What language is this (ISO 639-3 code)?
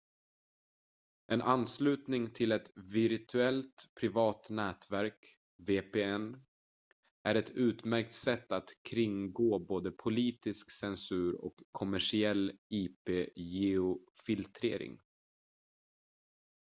swe